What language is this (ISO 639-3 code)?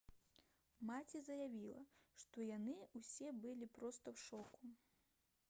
bel